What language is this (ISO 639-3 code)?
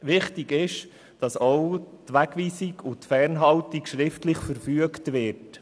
gsw